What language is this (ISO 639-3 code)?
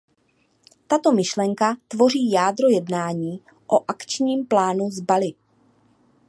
ces